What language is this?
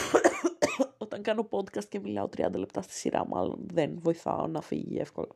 Greek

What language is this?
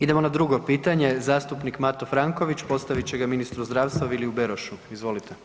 Croatian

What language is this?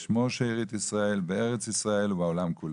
Hebrew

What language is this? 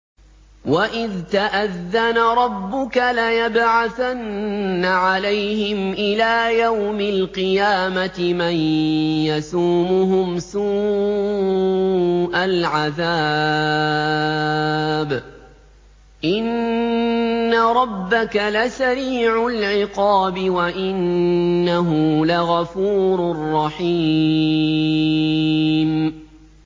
Arabic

